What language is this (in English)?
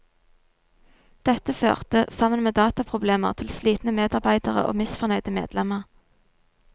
Norwegian